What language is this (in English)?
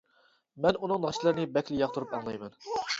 Uyghur